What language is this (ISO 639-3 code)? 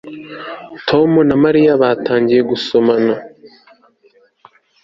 kin